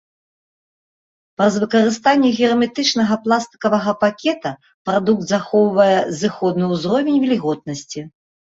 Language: Belarusian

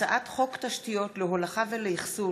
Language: Hebrew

